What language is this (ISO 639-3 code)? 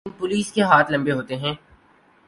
urd